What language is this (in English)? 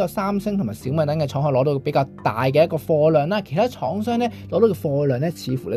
Chinese